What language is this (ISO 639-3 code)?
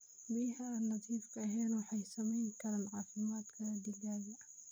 som